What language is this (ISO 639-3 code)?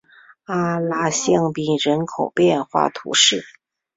zho